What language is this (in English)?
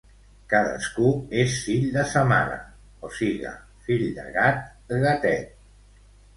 Catalan